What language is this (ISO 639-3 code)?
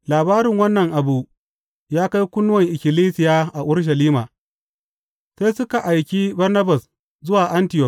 hau